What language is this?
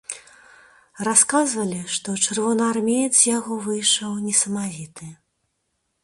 Belarusian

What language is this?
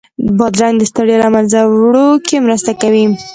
Pashto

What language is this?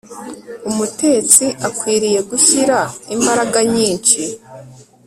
Kinyarwanda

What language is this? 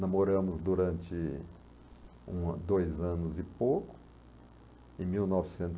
Portuguese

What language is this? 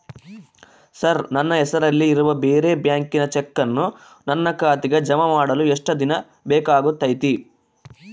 Kannada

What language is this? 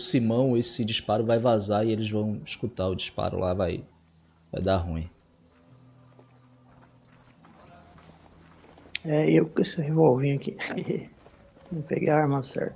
Portuguese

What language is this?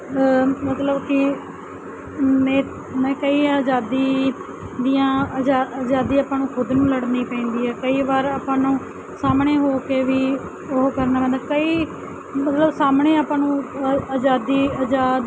Punjabi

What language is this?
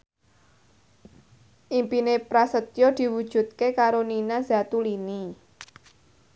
Javanese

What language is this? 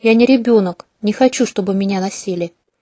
Russian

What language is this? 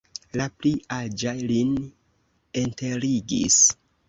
Esperanto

